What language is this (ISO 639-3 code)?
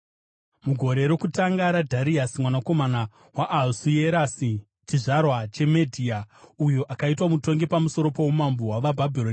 sna